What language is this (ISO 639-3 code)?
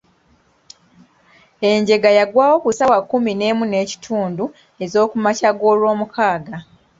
lug